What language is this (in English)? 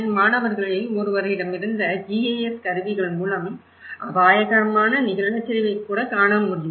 Tamil